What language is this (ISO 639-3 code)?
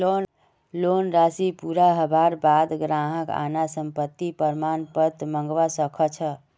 mag